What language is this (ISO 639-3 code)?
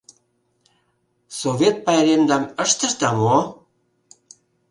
chm